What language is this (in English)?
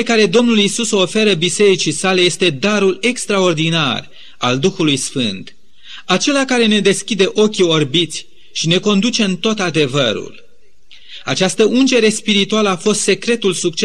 Romanian